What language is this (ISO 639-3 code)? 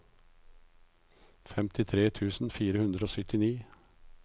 nor